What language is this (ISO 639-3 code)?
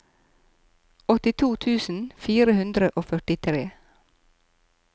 nor